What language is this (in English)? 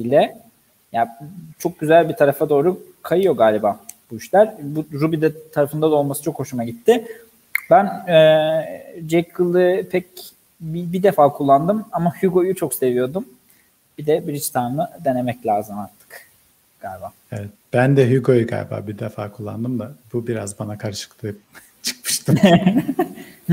Turkish